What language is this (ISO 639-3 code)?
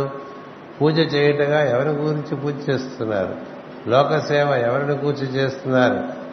tel